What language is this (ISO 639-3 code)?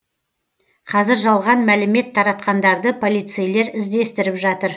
kaz